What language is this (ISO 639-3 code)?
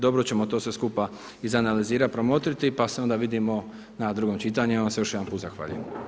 hrv